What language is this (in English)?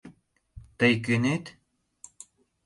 Mari